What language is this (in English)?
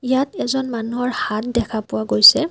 Assamese